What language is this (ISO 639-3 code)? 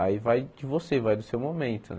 por